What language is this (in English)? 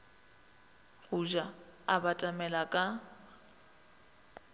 Northern Sotho